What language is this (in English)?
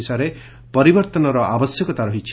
Odia